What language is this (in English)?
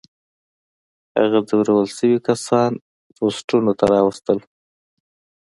Pashto